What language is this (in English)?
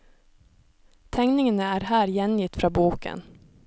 Norwegian